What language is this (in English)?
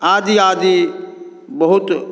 Maithili